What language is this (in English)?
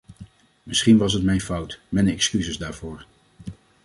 Dutch